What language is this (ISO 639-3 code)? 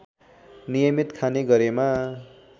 nep